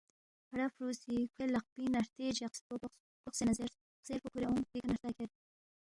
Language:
Balti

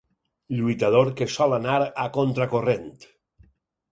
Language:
Catalan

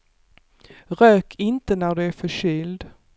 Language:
Swedish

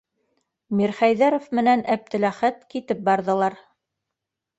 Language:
Bashkir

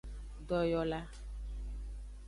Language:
Aja (Benin)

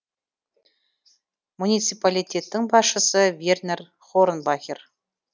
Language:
Kazakh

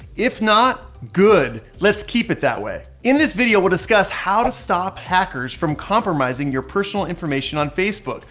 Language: English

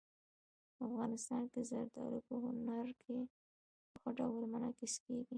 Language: Pashto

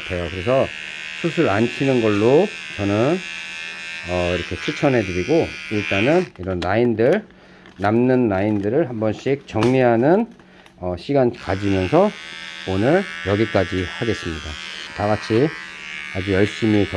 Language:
Korean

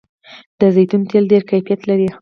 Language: Pashto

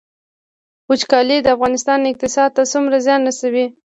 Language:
Pashto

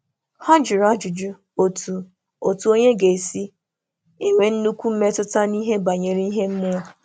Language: Igbo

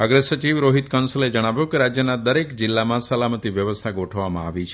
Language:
Gujarati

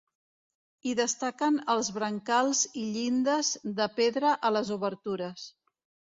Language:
Catalan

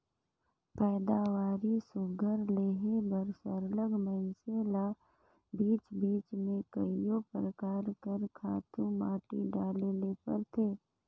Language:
Chhattisgarhi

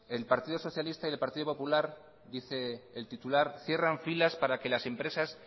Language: Spanish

